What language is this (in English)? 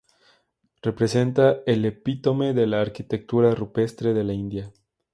Spanish